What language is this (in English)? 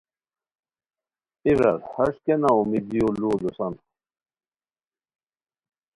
Khowar